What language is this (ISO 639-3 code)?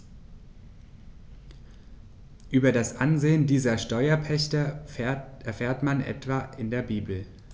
deu